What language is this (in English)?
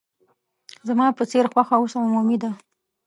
Pashto